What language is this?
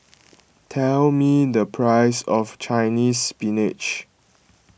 English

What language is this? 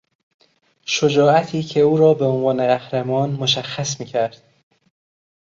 Persian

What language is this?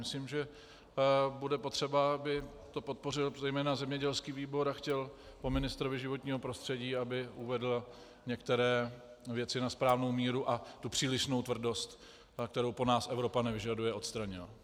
Czech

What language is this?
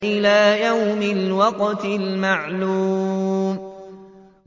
Arabic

